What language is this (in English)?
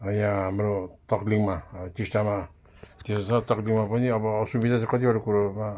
Nepali